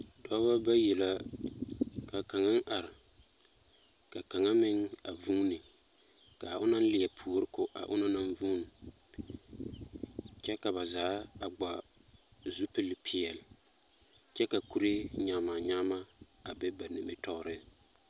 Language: Southern Dagaare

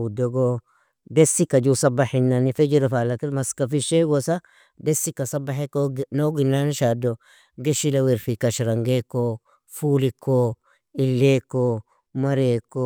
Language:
Nobiin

